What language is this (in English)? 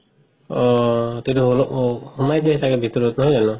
Assamese